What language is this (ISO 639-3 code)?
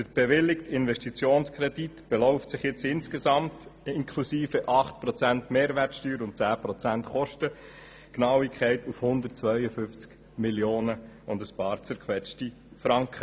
gsw